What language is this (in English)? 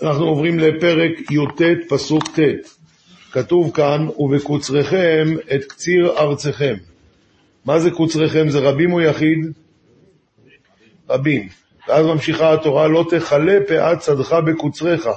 Hebrew